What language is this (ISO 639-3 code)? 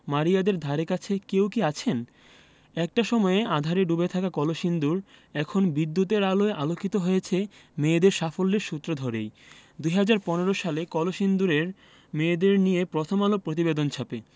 ben